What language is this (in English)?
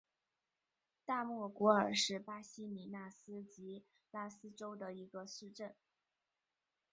Chinese